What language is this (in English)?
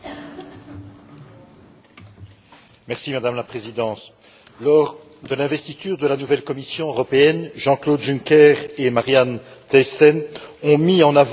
French